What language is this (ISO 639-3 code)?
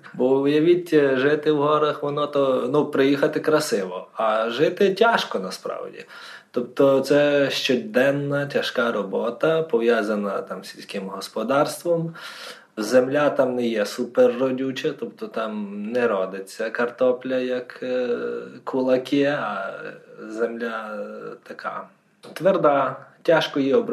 ukr